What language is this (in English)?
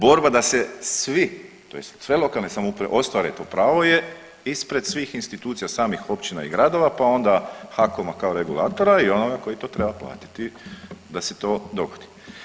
Croatian